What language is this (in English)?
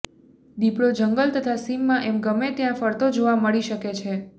Gujarati